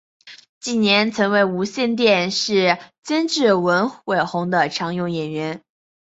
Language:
Chinese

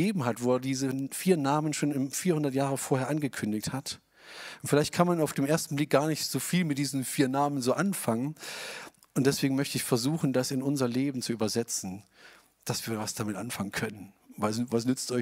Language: German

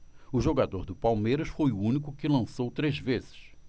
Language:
Portuguese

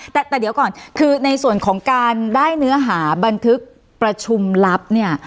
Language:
Thai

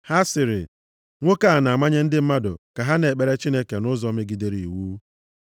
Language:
Igbo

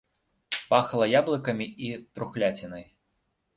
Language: Belarusian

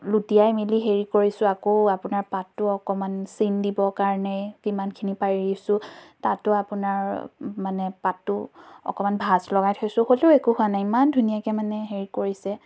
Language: Assamese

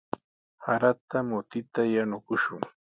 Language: Sihuas Ancash Quechua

